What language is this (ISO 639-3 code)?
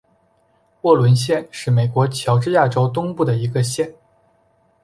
zho